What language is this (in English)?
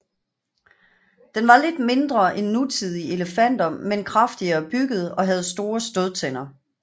Danish